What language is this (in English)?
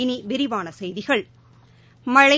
Tamil